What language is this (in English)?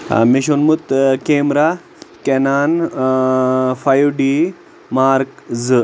Kashmiri